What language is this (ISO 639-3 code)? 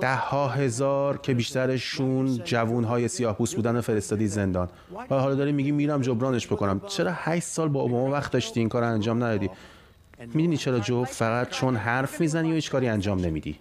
fas